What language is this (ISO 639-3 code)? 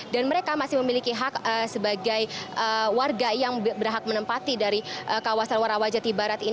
ind